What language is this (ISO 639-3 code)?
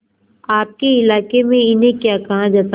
hin